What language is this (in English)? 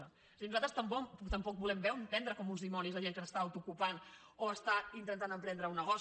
Catalan